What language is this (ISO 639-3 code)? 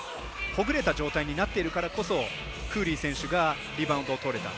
jpn